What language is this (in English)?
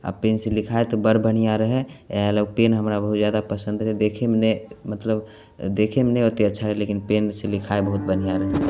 Maithili